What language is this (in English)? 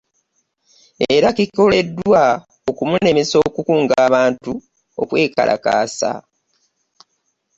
Ganda